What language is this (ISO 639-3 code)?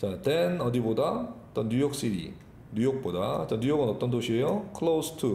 kor